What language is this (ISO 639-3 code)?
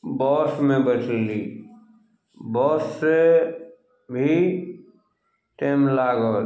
mai